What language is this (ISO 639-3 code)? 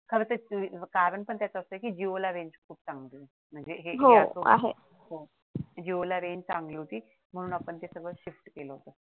mar